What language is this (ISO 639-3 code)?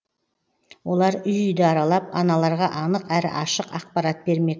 kaz